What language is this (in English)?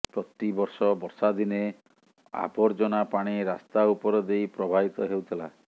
Odia